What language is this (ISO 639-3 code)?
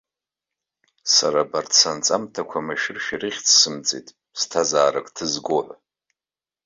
abk